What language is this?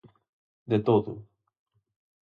Galician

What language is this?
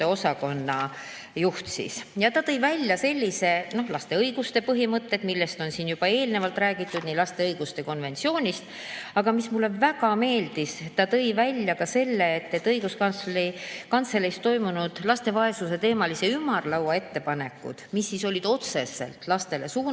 Estonian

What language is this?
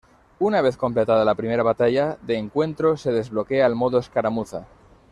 Spanish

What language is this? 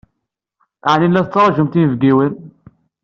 Kabyle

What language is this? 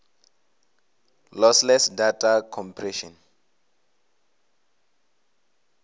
Venda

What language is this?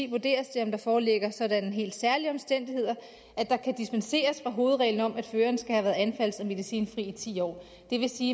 Danish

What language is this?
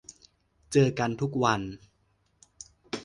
Thai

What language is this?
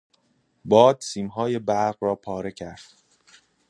Persian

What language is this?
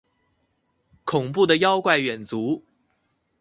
Chinese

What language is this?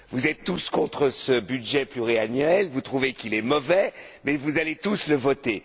French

